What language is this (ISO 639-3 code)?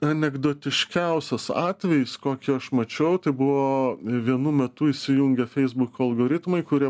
lit